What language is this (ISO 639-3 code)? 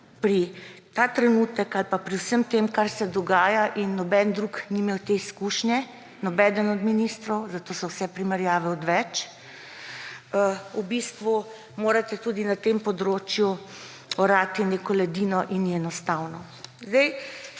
slv